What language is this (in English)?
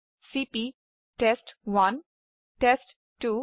Assamese